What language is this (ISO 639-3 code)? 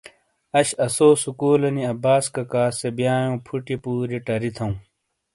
scl